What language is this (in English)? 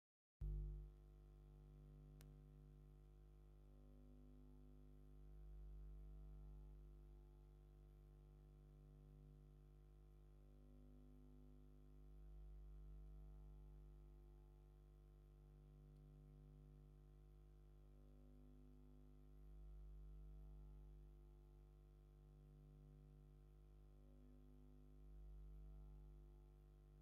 Tigrinya